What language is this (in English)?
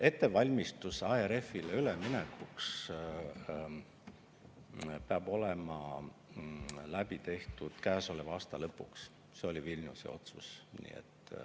Estonian